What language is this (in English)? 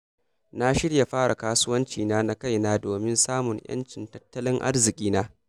Hausa